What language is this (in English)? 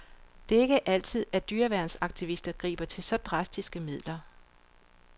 Danish